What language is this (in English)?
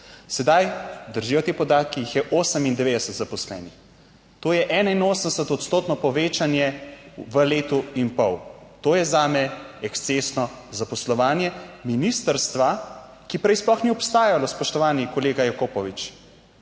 Slovenian